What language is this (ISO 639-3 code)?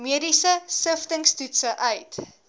afr